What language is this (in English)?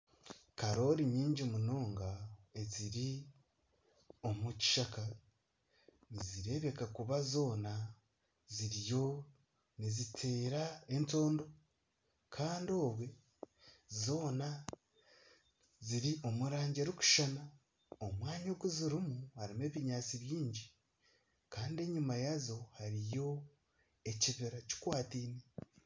Nyankole